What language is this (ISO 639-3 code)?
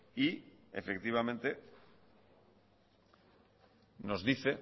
spa